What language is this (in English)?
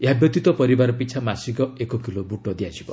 Odia